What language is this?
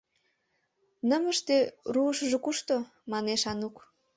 Mari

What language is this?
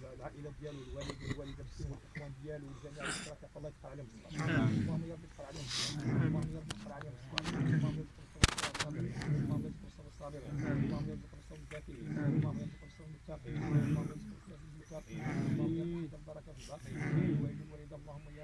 Arabic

